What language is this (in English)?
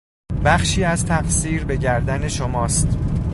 Persian